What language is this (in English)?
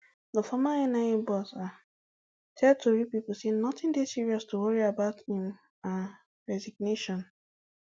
Nigerian Pidgin